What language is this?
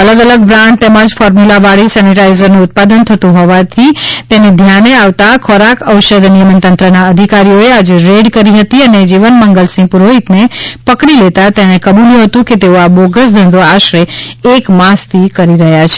Gujarati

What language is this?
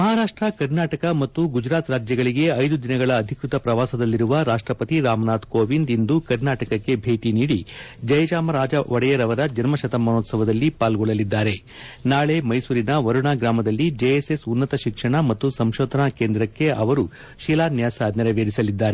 Kannada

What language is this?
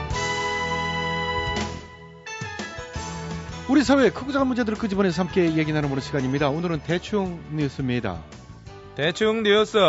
Korean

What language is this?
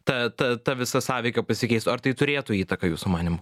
Lithuanian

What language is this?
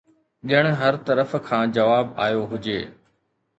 Sindhi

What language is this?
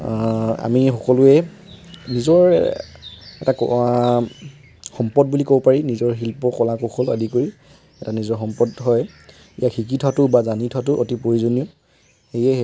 Assamese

